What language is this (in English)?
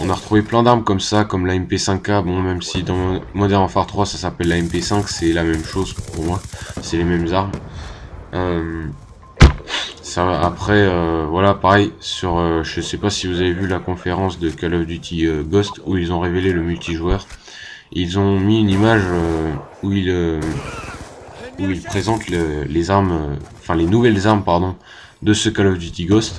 French